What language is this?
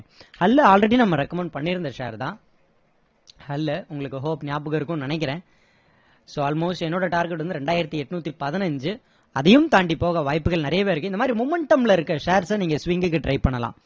Tamil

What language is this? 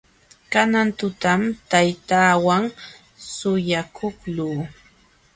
Jauja Wanca Quechua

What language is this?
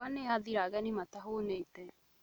Kikuyu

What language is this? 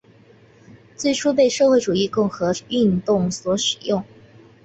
Chinese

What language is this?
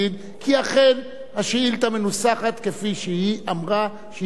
Hebrew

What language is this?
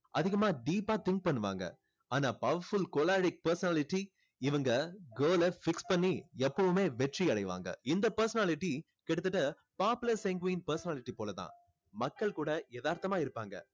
Tamil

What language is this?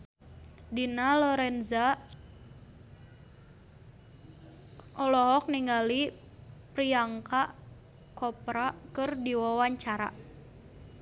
Sundanese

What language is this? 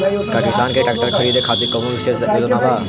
Bhojpuri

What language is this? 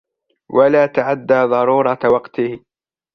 Arabic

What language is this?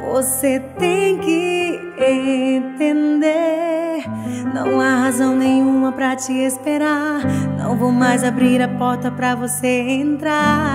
Portuguese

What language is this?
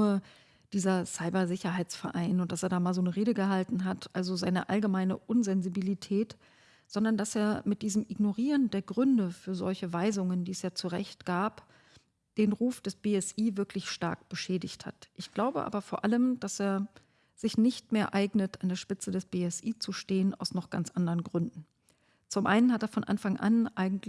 German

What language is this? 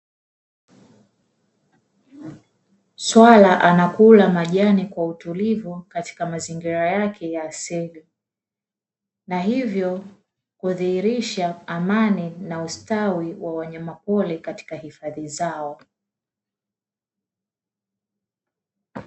Swahili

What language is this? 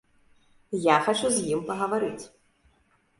Belarusian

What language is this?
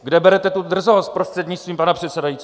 Czech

